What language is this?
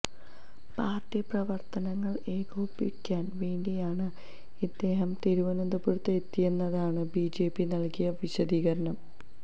Malayalam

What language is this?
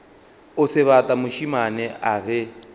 Northern Sotho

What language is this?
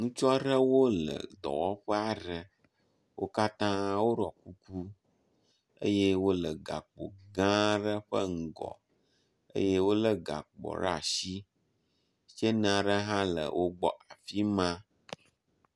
Ewe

